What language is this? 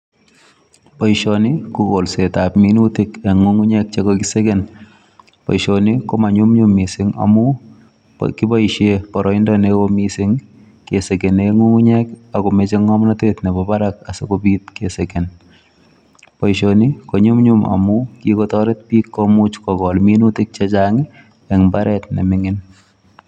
Kalenjin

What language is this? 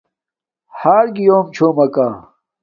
Domaaki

